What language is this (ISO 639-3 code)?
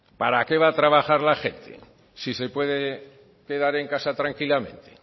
spa